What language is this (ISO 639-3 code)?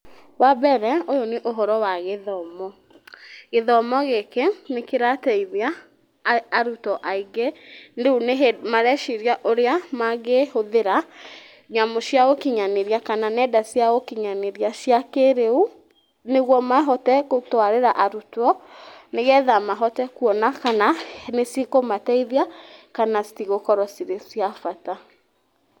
kik